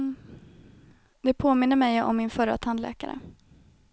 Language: Swedish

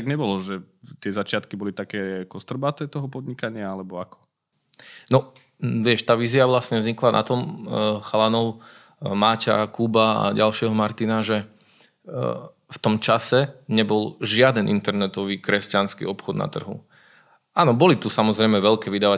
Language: Slovak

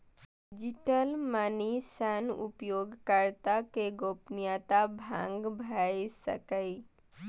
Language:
Maithili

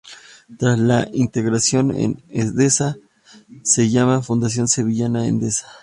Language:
Spanish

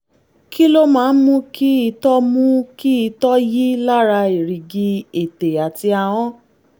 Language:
Yoruba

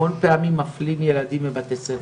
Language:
Hebrew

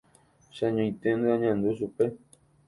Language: Guarani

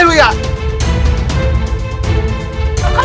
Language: Indonesian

